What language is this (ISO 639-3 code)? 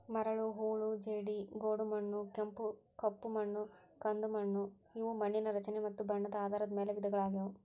kan